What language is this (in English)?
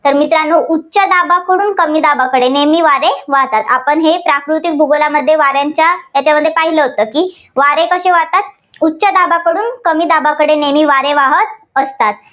Marathi